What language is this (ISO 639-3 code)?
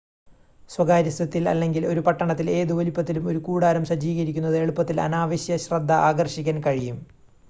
mal